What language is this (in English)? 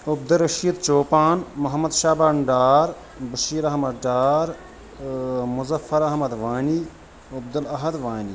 Kashmiri